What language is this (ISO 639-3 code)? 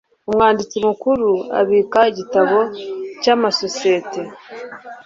kin